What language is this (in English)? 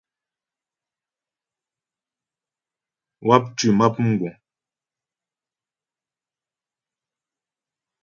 Ghomala